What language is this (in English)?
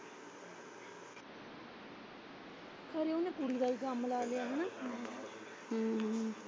Punjabi